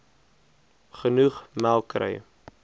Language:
Afrikaans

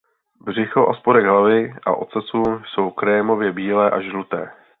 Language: Czech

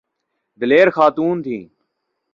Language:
Urdu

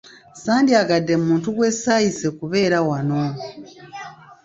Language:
Ganda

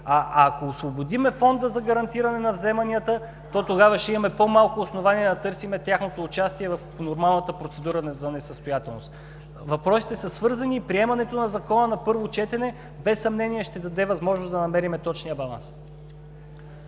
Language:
Bulgarian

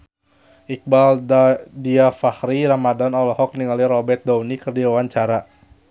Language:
Sundanese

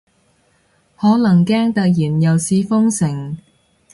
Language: Cantonese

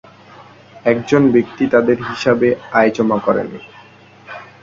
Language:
Bangla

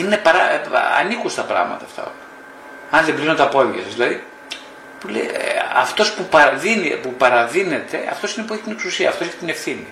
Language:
Greek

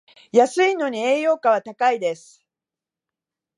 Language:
Japanese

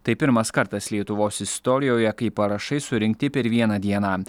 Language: Lithuanian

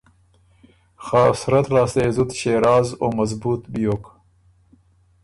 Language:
Ormuri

